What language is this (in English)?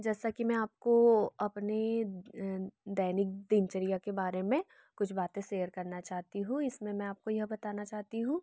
Hindi